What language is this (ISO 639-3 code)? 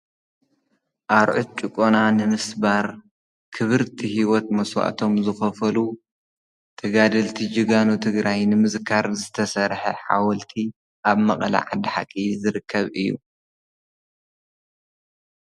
tir